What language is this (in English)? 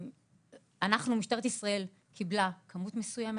Hebrew